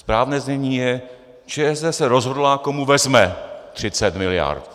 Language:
Czech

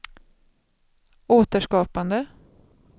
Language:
Swedish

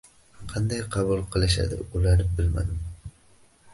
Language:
Uzbek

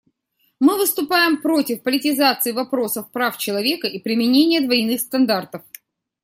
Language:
Russian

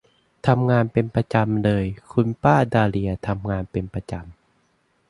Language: Thai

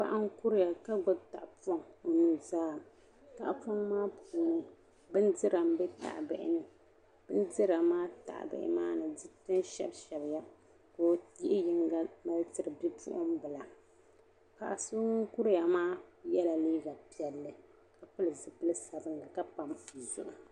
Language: Dagbani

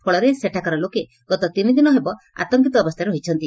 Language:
Odia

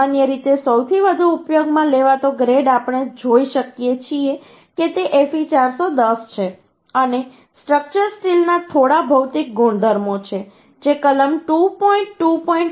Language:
Gujarati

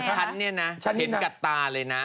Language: Thai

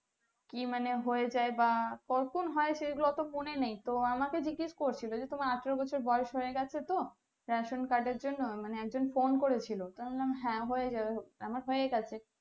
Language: Bangla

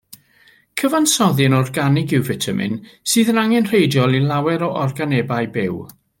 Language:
Welsh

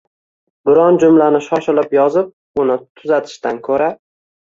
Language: Uzbek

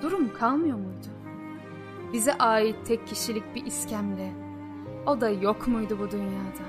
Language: Turkish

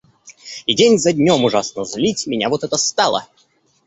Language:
Russian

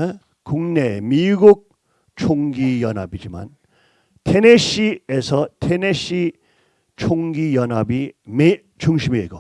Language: Korean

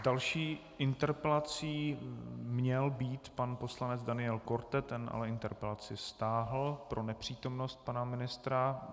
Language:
Czech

